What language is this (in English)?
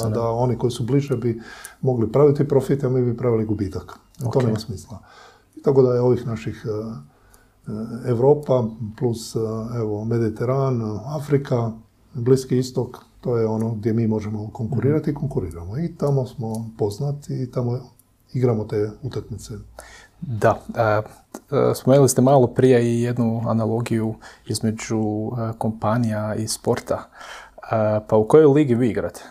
Croatian